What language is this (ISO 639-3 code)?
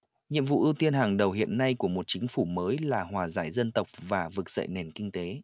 vie